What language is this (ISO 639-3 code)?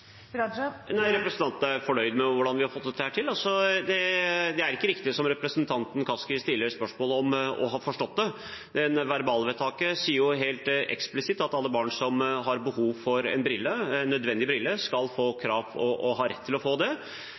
nob